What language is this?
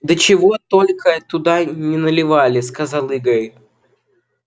Russian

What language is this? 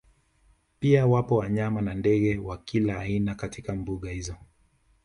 Swahili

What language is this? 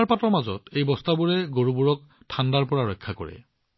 Assamese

